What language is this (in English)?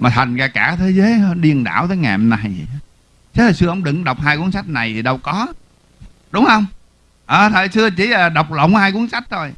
Vietnamese